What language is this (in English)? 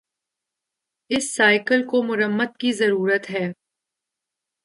Urdu